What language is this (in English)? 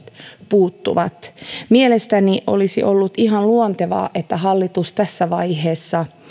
Finnish